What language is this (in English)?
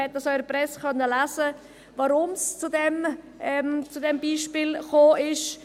Swiss German